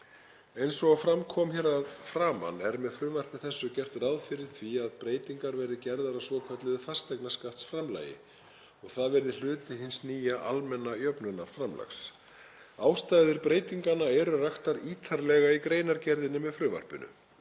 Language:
Icelandic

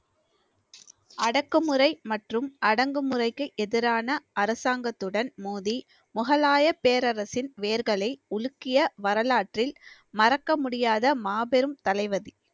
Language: Tamil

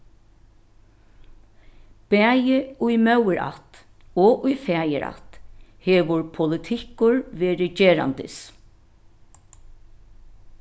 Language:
Faroese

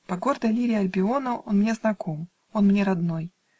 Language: Russian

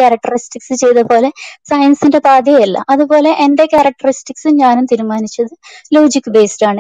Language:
Malayalam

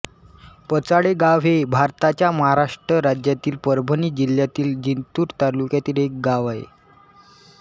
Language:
Marathi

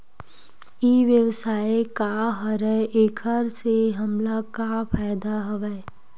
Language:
Chhattisgarhi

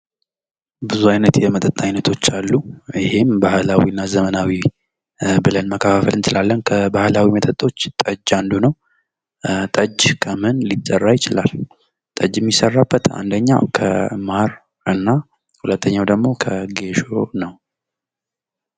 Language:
Amharic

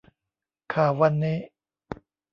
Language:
Thai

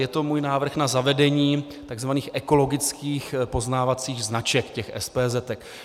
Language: Czech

